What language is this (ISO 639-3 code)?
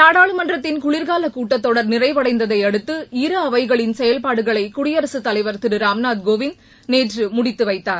tam